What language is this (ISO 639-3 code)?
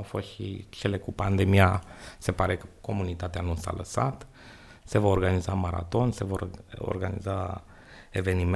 ron